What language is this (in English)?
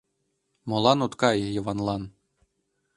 Mari